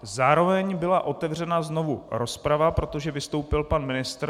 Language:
Czech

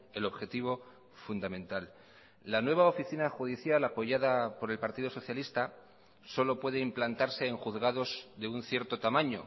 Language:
Spanish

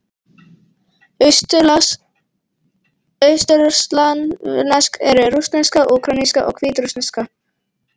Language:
Icelandic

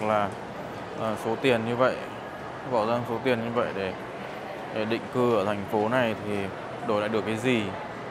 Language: Vietnamese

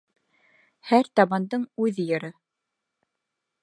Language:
Bashkir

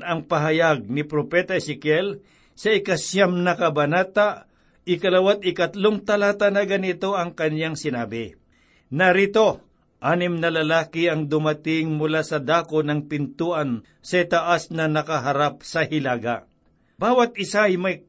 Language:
Filipino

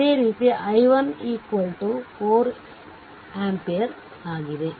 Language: Kannada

